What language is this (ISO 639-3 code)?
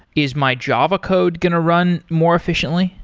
eng